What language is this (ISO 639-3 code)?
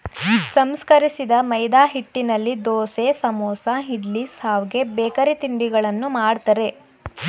kan